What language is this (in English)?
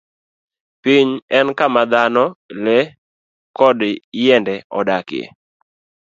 Luo (Kenya and Tanzania)